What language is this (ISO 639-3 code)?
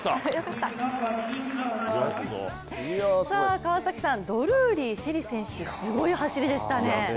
jpn